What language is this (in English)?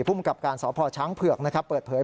Thai